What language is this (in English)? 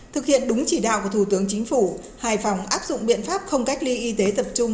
Vietnamese